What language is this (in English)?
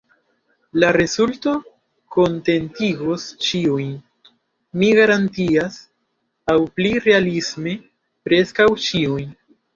Esperanto